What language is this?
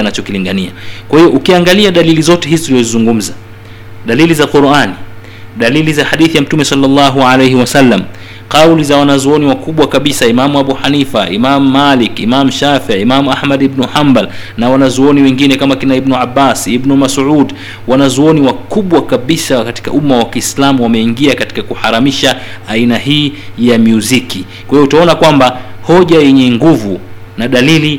Swahili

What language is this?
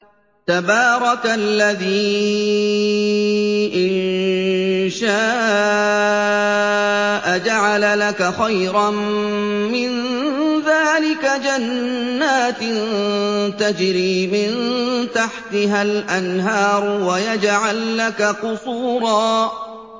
Arabic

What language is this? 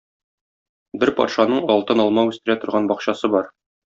Tatar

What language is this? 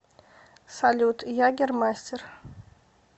Russian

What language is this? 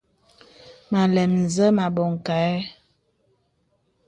Bebele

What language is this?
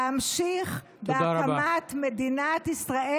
Hebrew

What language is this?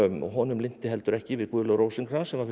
Icelandic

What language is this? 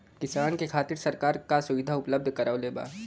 Bhojpuri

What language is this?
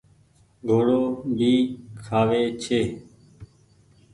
Goaria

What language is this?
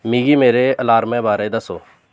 Dogri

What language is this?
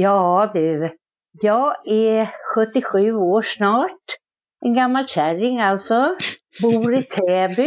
Swedish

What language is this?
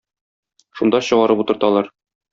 Tatar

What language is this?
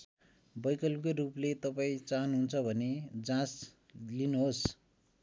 Nepali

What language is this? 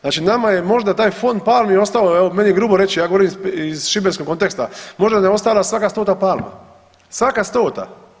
Croatian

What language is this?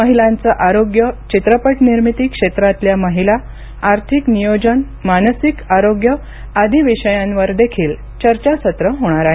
Marathi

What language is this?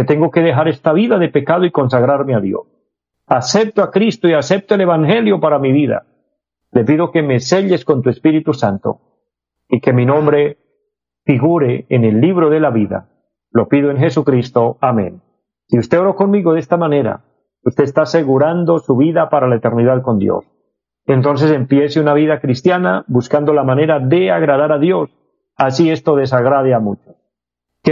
Spanish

